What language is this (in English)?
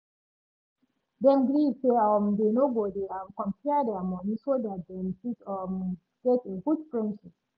Nigerian Pidgin